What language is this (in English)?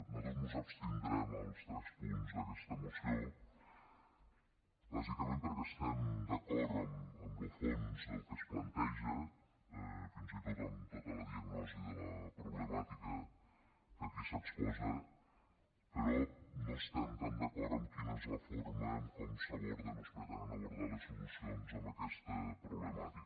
Catalan